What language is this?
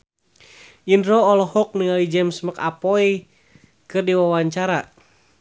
Sundanese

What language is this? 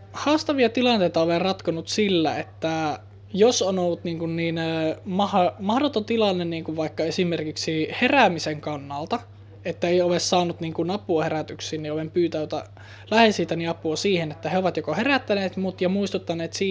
Finnish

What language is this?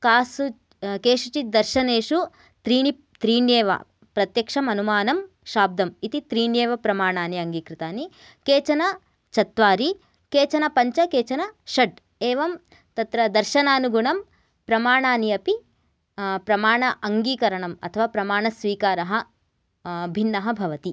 Sanskrit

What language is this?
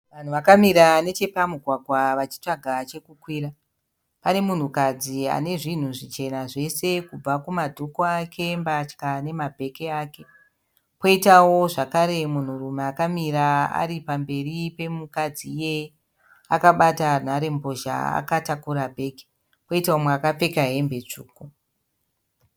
Shona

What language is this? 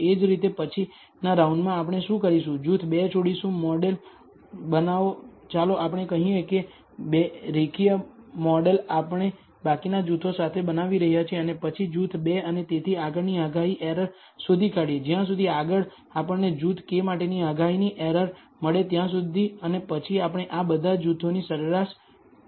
Gujarati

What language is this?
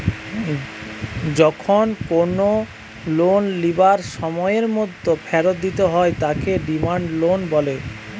Bangla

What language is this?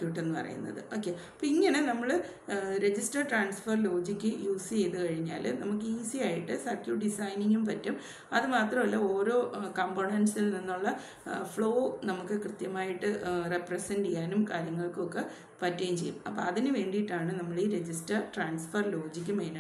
Malayalam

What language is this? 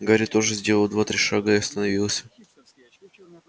Russian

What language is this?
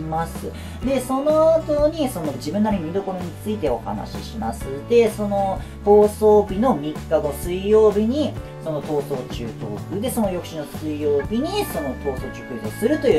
Japanese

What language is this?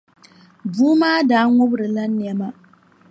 Dagbani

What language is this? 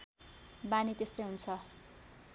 Nepali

